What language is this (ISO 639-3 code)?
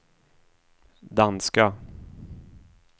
swe